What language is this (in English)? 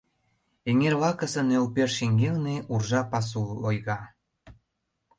Mari